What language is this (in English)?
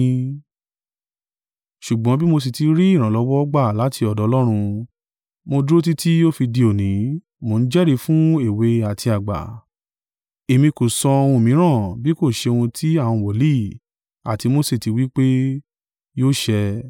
Yoruba